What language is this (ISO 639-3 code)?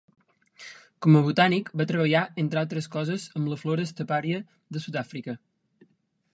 cat